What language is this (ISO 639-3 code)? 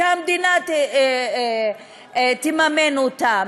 heb